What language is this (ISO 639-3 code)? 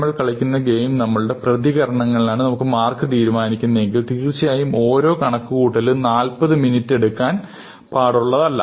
mal